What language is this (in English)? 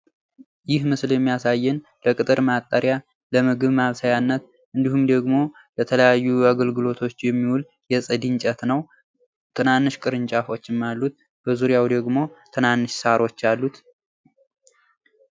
Amharic